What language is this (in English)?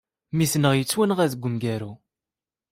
Kabyle